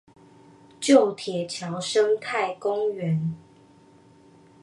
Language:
Chinese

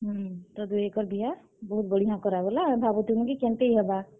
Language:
Odia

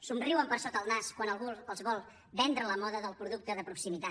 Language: Catalan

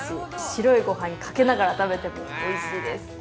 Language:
Japanese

